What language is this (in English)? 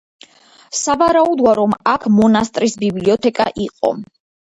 Georgian